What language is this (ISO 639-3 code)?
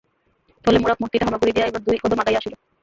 ben